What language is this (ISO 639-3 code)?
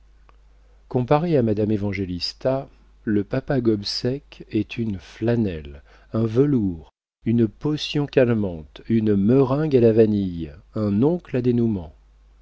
fra